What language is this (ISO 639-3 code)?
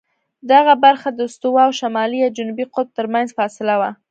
pus